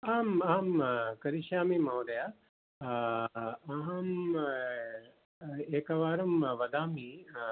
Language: Sanskrit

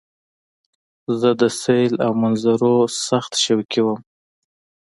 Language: Pashto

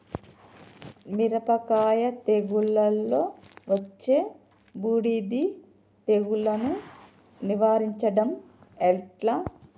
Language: Telugu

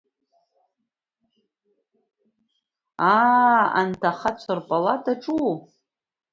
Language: Abkhazian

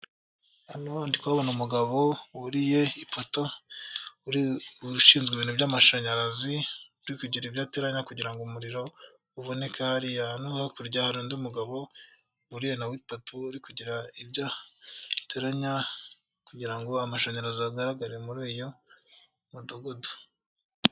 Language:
Kinyarwanda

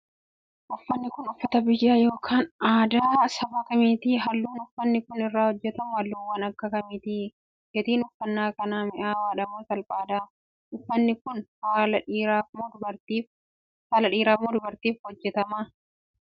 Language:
Oromo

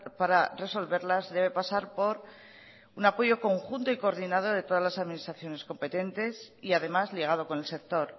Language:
Spanish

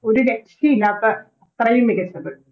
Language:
Malayalam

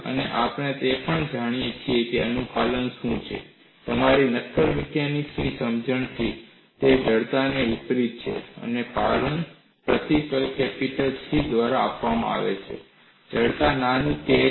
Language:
Gujarati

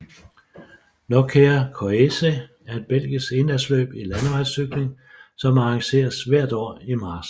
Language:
Danish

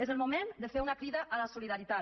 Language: Catalan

